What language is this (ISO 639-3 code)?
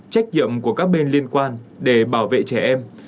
vie